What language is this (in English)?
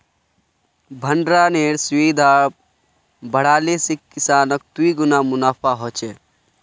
Magahi